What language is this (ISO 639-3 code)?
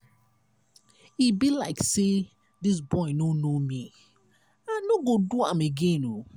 pcm